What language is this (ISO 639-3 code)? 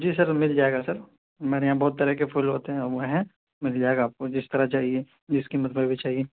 urd